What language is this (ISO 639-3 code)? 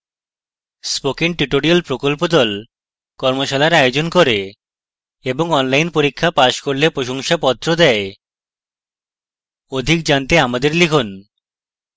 ben